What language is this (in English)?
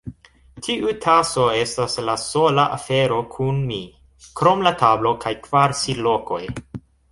Esperanto